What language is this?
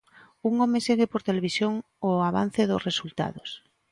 Galician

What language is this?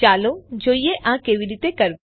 Gujarati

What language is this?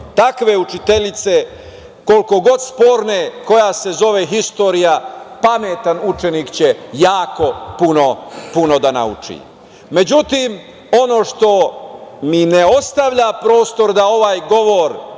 Serbian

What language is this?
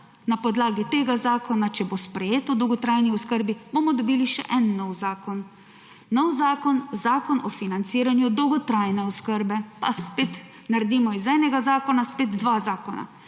Slovenian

